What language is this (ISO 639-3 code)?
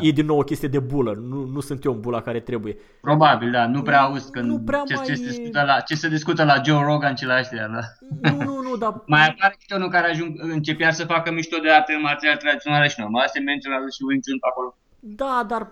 ron